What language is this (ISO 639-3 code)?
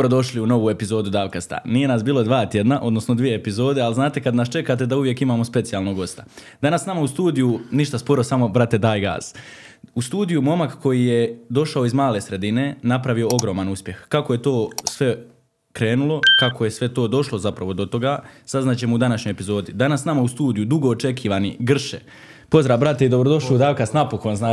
hrv